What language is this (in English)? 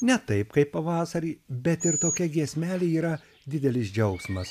Lithuanian